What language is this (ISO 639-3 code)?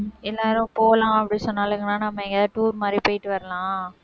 tam